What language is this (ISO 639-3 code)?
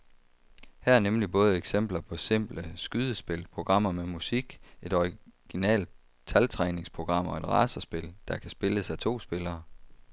dan